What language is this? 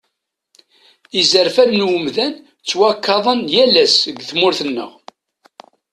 Kabyle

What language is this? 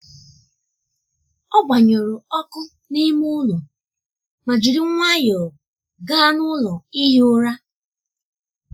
Igbo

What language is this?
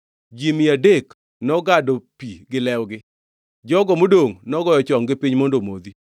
Luo (Kenya and Tanzania)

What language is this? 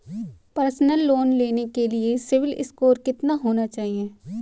Hindi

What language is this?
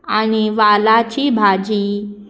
Konkani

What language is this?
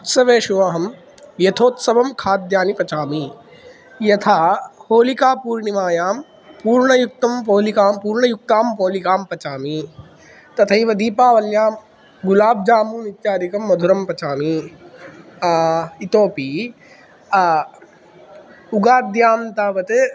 Sanskrit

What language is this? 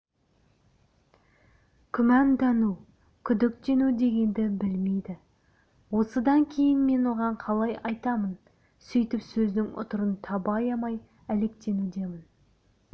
Kazakh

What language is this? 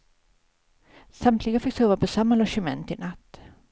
Swedish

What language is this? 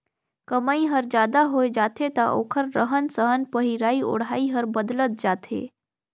Chhattisgarhi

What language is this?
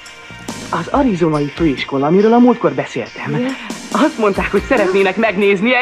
Hungarian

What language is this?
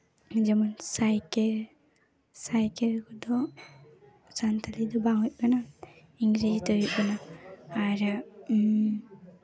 Santali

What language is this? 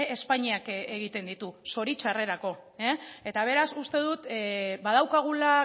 Basque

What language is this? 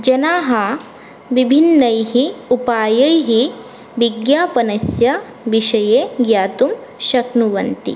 Sanskrit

